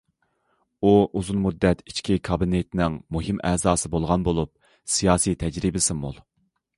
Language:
Uyghur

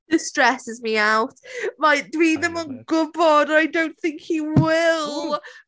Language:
Welsh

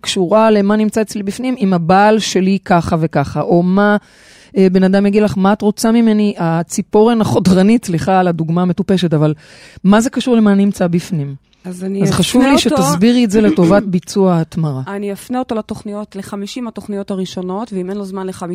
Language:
Hebrew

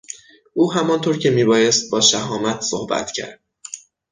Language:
Persian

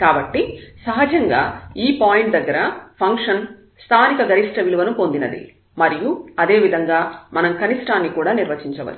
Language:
Telugu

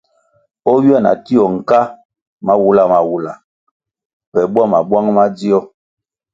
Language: Kwasio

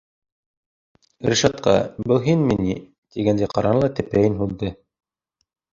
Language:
Bashkir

